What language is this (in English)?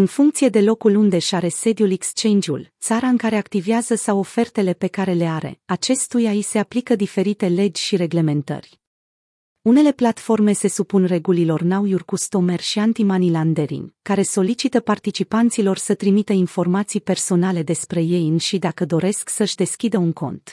Romanian